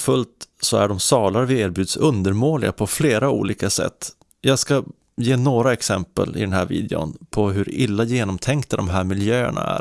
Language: Swedish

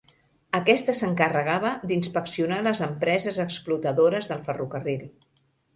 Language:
Catalan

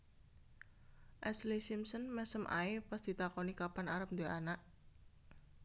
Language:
Javanese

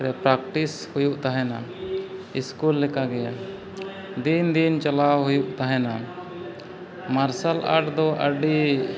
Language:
Santali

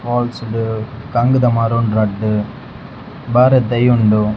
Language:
Tulu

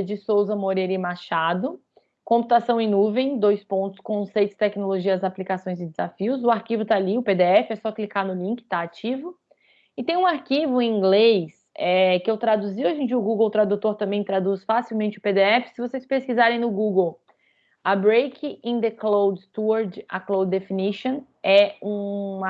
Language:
Portuguese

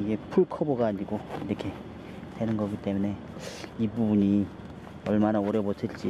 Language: Korean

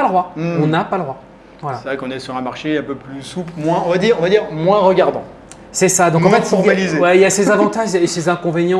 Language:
French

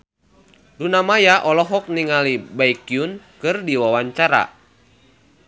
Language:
Sundanese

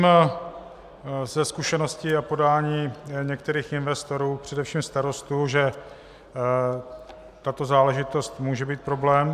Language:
Czech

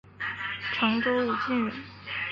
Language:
Chinese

